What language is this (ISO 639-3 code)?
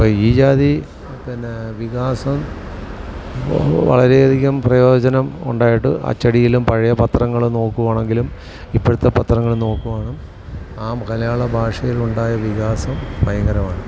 mal